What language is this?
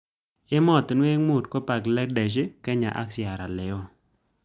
Kalenjin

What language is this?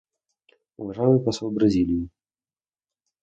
Russian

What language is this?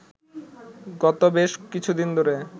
Bangla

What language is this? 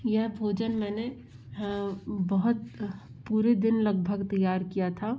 Hindi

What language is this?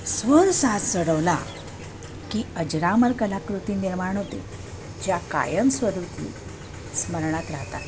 Marathi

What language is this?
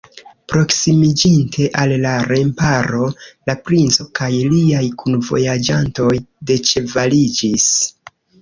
Esperanto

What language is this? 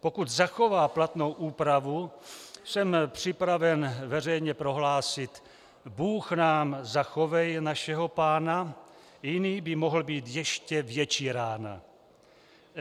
Czech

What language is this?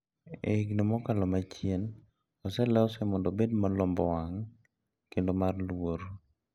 Luo (Kenya and Tanzania)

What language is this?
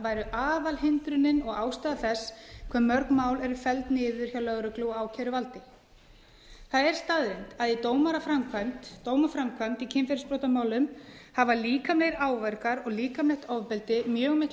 Icelandic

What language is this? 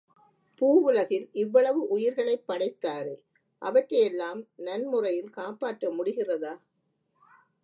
Tamil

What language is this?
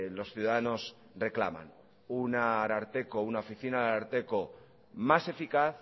Spanish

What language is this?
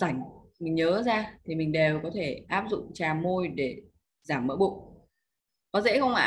Vietnamese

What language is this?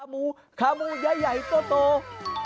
Thai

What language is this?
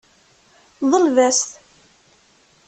Kabyle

